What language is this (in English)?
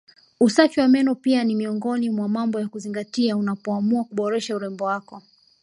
Swahili